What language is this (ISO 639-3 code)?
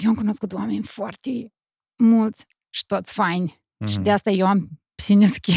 ron